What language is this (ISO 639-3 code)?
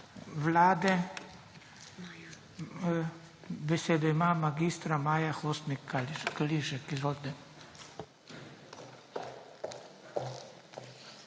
slv